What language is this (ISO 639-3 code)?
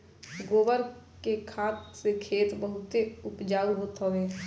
bho